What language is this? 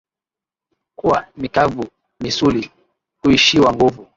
Swahili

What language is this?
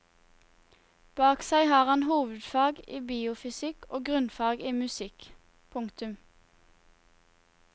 Norwegian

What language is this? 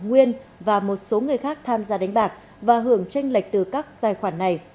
Vietnamese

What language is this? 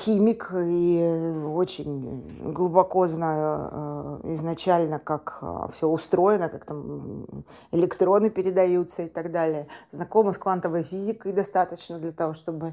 Russian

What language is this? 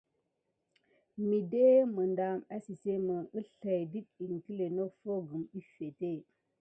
Gidar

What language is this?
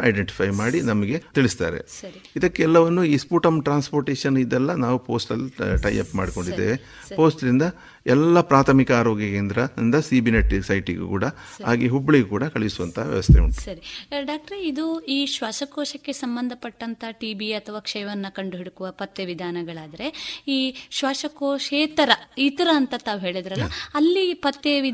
Kannada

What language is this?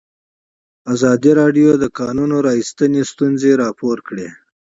Pashto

